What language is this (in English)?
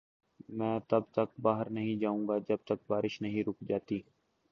Urdu